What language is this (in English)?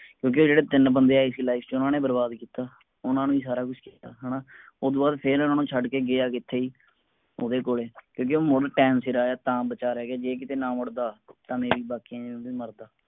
Punjabi